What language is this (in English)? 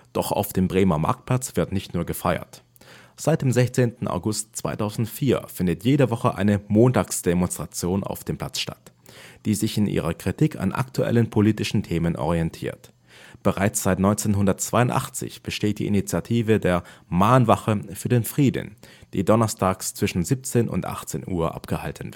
German